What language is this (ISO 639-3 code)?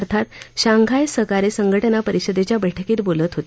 mar